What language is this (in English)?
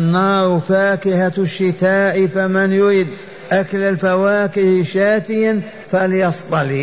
Arabic